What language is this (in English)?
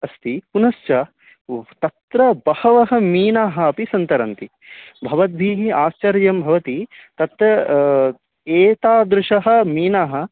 Sanskrit